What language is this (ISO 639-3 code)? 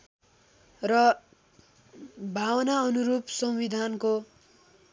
nep